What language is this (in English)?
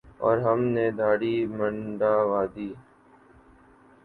Urdu